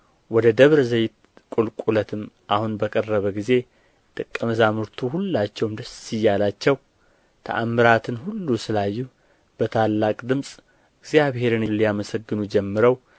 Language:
Amharic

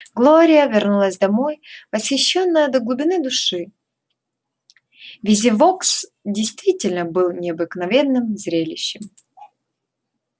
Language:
Russian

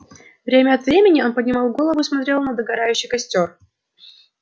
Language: Russian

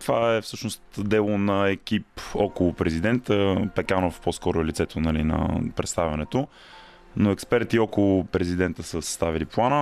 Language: Bulgarian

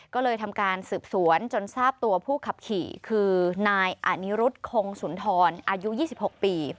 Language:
Thai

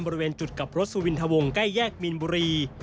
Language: Thai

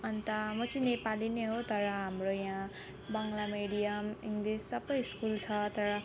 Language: Nepali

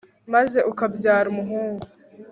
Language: Kinyarwanda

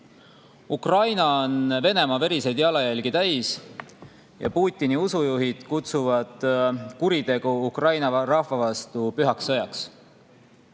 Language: Estonian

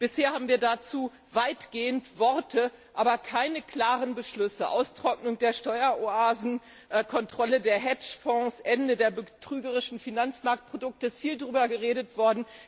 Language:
German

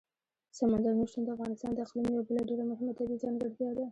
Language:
Pashto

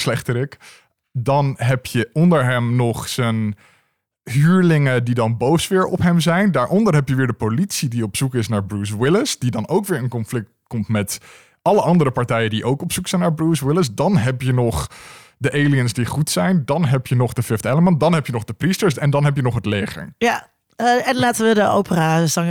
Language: Dutch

